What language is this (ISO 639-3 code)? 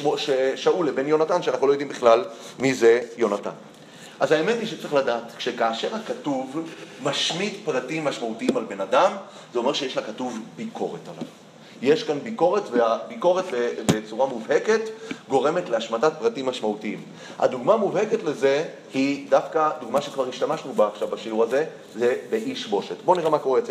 heb